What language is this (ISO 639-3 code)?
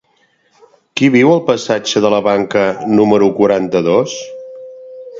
cat